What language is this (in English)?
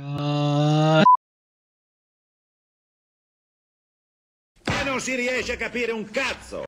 Italian